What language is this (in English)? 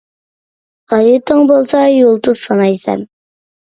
Uyghur